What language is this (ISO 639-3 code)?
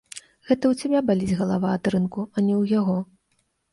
bel